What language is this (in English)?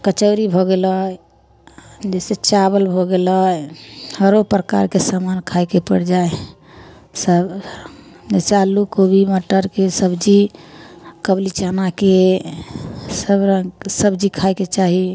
Maithili